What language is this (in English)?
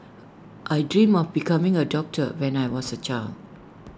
English